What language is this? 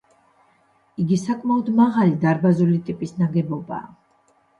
Georgian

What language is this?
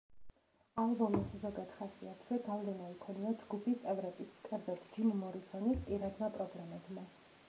Georgian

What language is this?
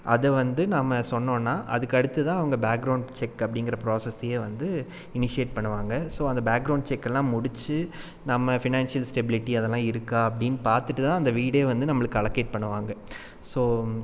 Tamil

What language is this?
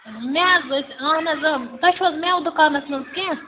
Kashmiri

